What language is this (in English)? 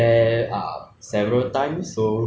English